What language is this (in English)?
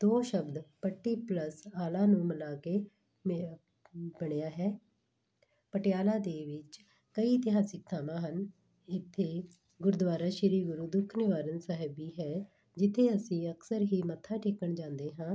Punjabi